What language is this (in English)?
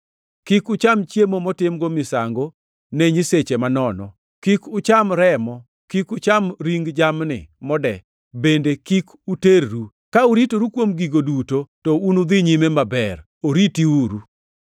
Luo (Kenya and Tanzania)